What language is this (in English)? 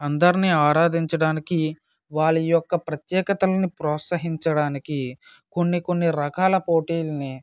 Telugu